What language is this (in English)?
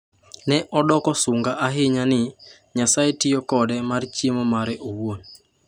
Luo (Kenya and Tanzania)